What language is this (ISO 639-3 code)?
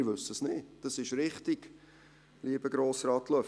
gsw